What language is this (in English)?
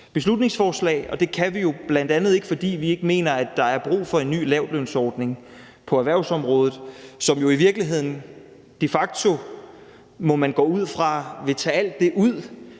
Danish